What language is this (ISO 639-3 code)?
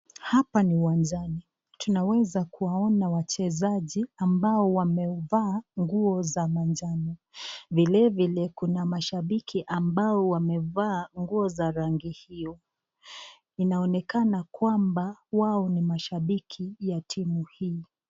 swa